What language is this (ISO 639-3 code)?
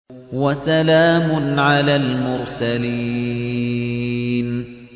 ara